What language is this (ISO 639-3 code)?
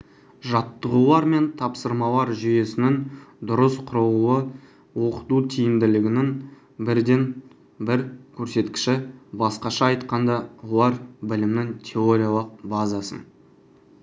kaz